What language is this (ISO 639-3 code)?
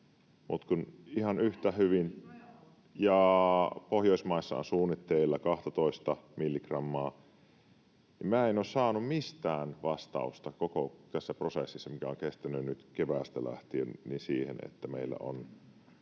fin